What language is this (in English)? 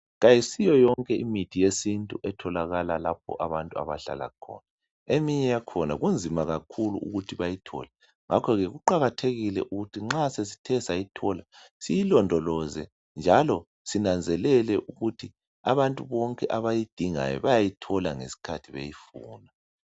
North Ndebele